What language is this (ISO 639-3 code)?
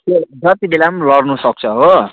nep